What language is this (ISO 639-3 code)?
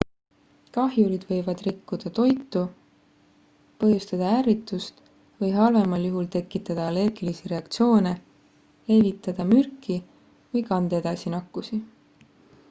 est